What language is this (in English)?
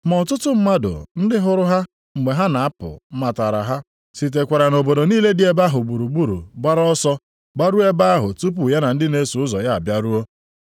Igbo